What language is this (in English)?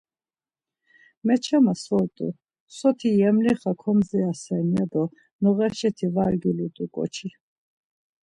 Laz